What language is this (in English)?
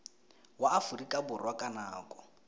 Tswana